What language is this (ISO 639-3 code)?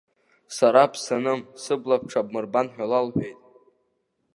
abk